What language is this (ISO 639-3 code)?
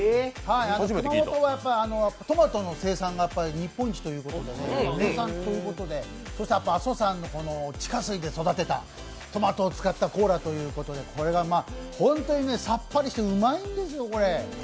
jpn